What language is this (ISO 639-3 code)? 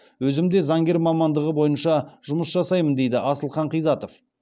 kaz